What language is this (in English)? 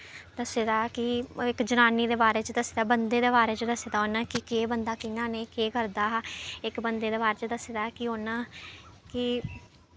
Dogri